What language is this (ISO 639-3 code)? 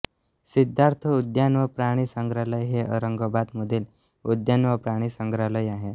mar